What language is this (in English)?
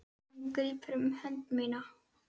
Icelandic